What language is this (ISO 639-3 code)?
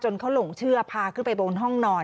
tha